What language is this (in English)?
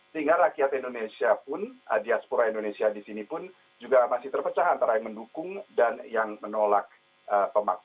Indonesian